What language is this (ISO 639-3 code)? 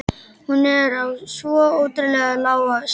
isl